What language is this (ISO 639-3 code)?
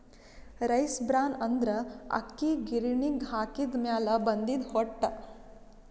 kan